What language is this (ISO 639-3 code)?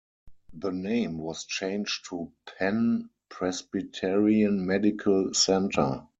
eng